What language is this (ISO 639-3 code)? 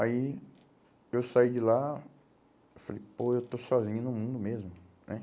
por